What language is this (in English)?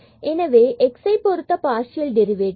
Tamil